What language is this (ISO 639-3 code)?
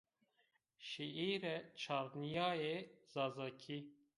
zza